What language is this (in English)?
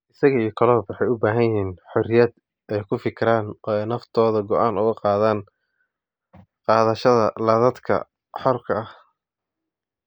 Somali